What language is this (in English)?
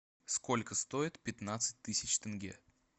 Russian